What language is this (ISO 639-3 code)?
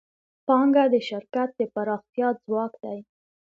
pus